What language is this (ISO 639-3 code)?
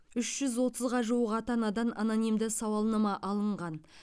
kaz